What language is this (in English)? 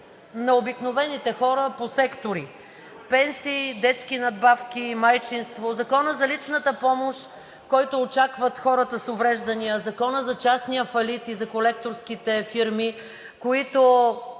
Bulgarian